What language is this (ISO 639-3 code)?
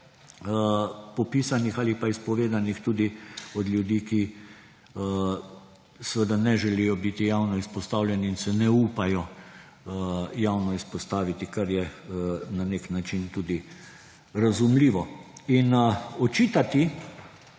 slv